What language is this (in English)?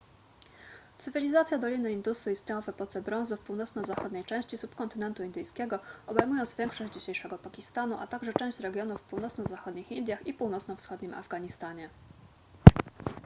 Polish